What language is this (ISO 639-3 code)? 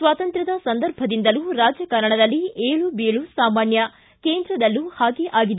kan